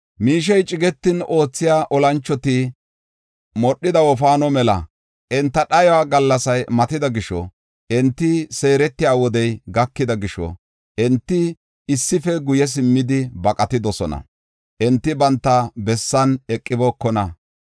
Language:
Gofa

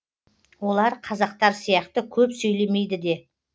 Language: Kazakh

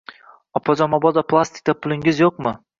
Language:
Uzbek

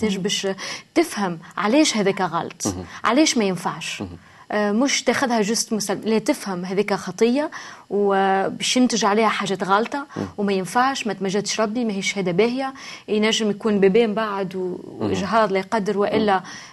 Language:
Arabic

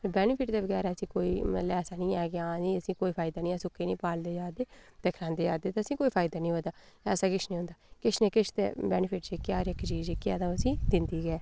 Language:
Dogri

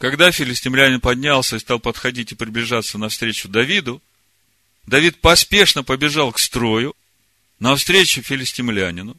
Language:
Russian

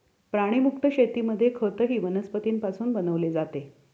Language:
Marathi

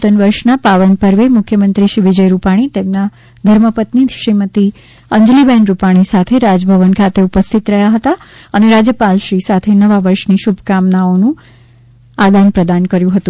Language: Gujarati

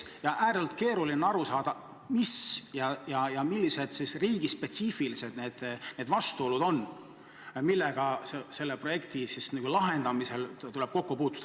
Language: Estonian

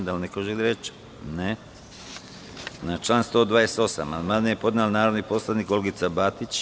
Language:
Serbian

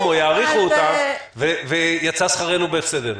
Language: Hebrew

